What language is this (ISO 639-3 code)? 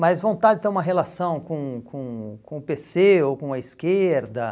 por